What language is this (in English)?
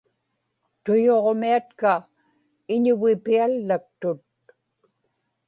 Inupiaq